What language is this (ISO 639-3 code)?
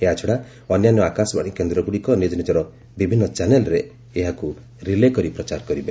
ori